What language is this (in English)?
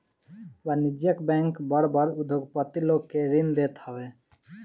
Bhojpuri